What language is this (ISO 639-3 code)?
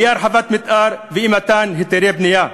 heb